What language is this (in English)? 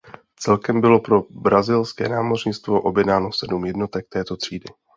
Czech